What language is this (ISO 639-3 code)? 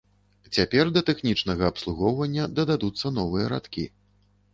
bel